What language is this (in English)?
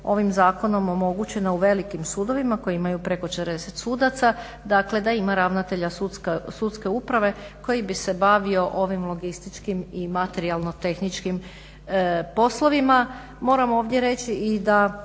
Croatian